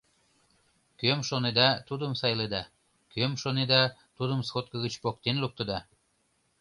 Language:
Mari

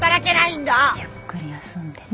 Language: Japanese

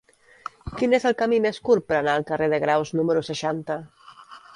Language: Catalan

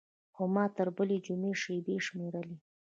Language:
Pashto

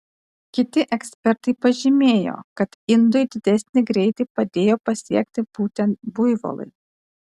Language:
Lithuanian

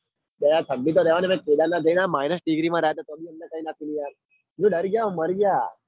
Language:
Gujarati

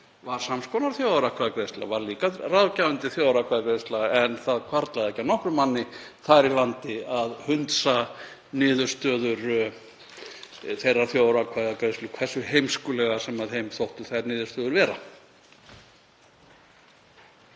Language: Icelandic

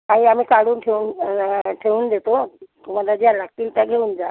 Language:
Marathi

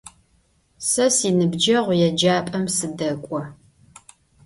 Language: Adyghe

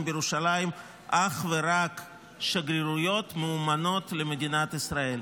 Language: Hebrew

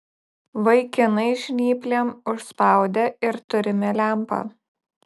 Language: Lithuanian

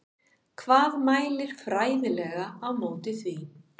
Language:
Icelandic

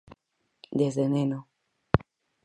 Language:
Galician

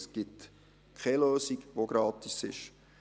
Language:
Swiss German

